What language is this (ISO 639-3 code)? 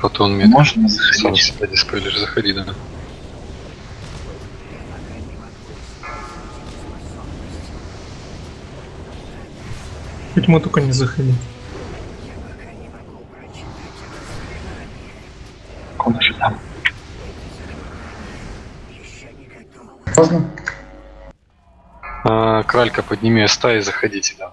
rus